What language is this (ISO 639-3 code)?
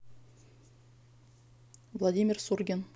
rus